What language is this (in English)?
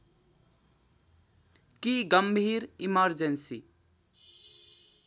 Nepali